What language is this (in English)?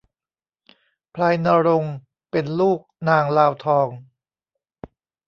Thai